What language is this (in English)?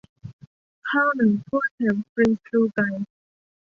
Thai